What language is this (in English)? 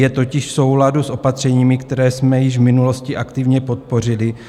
Czech